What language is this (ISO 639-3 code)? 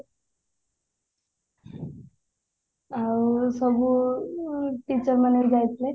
ori